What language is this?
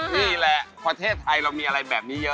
Thai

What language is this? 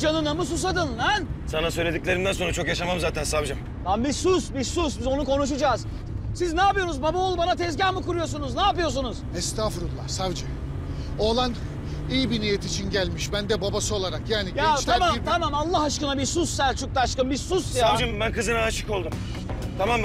Turkish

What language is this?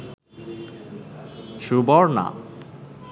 Bangla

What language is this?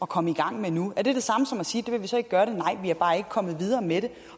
Danish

